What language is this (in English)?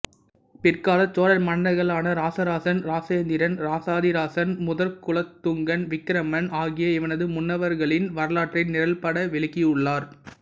Tamil